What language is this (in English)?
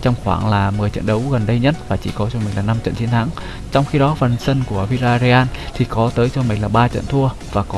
Vietnamese